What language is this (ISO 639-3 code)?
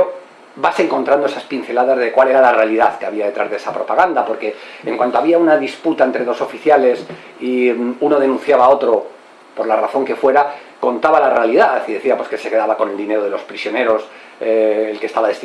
spa